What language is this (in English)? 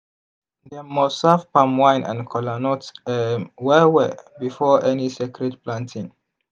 Nigerian Pidgin